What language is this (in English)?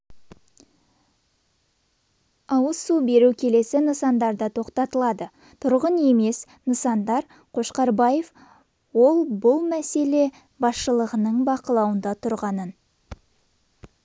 Kazakh